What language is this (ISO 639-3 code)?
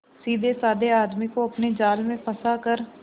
hin